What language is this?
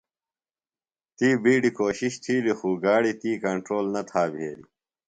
Phalura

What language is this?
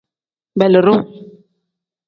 Tem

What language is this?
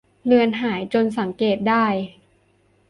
Thai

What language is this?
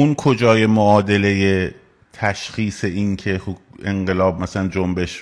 Persian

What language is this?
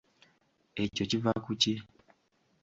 Ganda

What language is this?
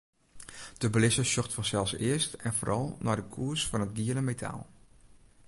Western Frisian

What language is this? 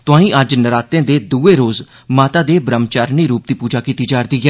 Dogri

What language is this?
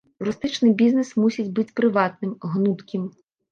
Belarusian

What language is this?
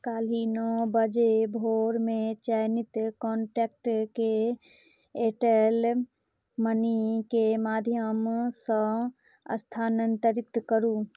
Maithili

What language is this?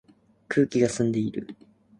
Japanese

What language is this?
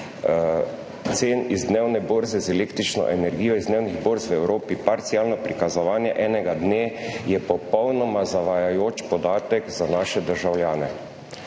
Slovenian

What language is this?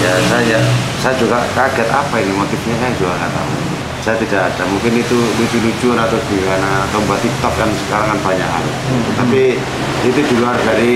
Indonesian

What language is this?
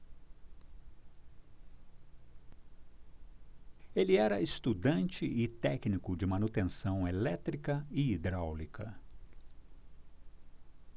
Portuguese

